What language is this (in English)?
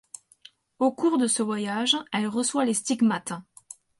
French